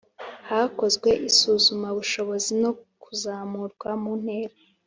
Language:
Kinyarwanda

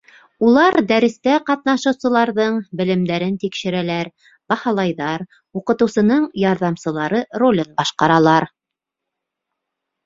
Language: Bashkir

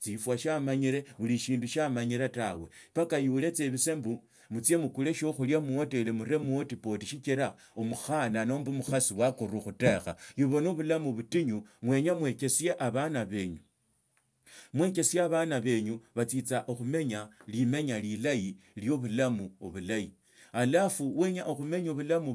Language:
Tsotso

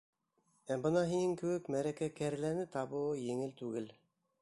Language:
Bashkir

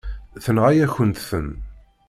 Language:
Kabyle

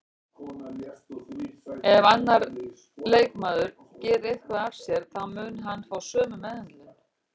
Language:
Icelandic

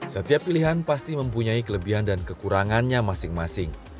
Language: Indonesian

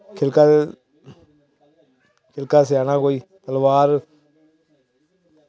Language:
Dogri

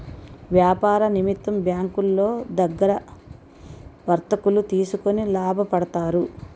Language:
Telugu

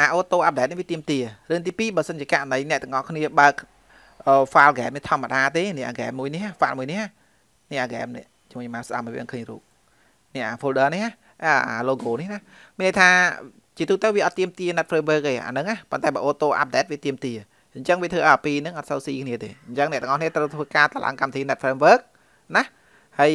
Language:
Vietnamese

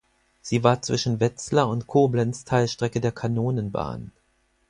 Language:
German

